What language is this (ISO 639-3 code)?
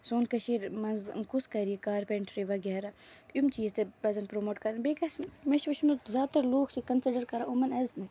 kas